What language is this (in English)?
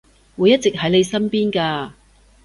Cantonese